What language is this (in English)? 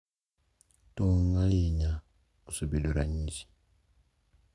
Luo (Kenya and Tanzania)